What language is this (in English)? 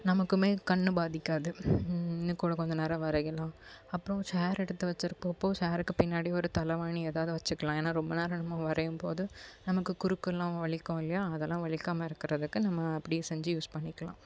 Tamil